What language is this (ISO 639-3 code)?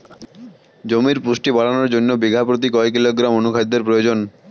ben